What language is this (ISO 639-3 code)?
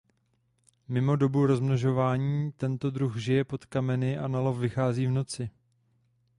ces